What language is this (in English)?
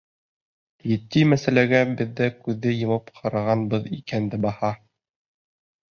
Bashkir